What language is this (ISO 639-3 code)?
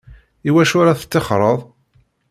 kab